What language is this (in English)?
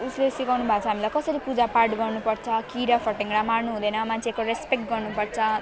Nepali